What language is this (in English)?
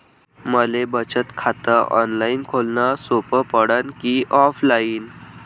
Marathi